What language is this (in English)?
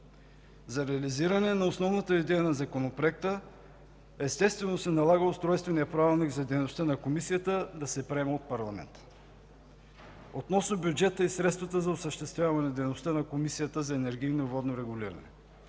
Bulgarian